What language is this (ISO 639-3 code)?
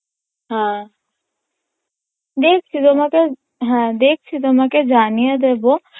ben